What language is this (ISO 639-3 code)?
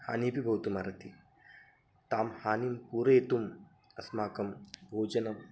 san